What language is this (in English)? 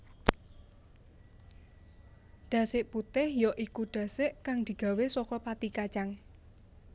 Javanese